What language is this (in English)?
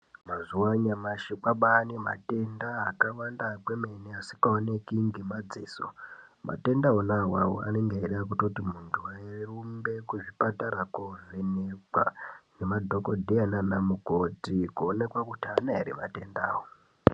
Ndau